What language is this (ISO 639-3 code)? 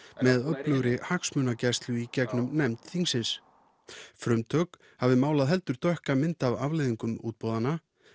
isl